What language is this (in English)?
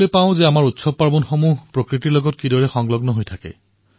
Assamese